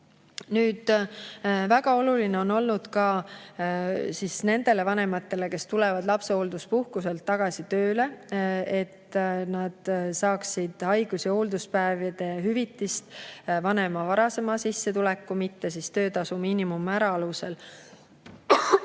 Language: Estonian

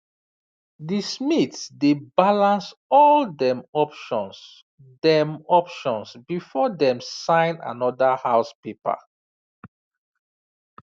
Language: Nigerian Pidgin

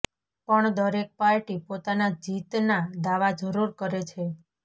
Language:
Gujarati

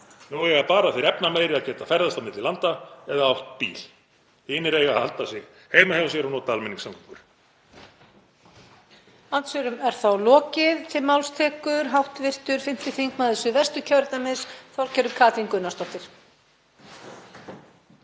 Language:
Icelandic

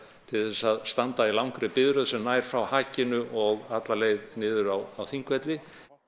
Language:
Icelandic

